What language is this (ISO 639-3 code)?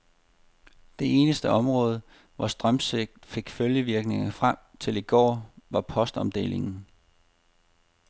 dan